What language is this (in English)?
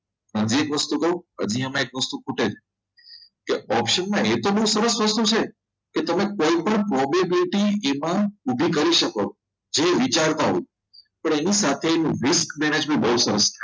Gujarati